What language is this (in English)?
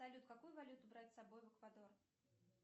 Russian